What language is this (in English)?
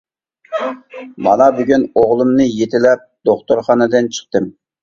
Uyghur